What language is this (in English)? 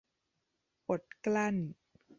Thai